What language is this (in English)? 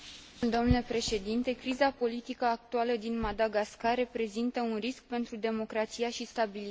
Romanian